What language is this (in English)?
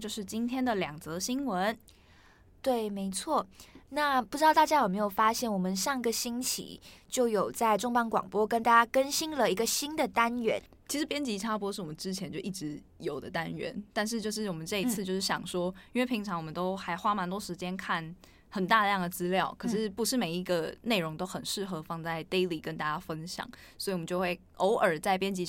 Chinese